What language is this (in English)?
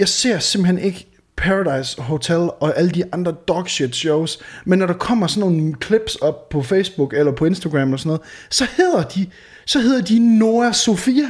Danish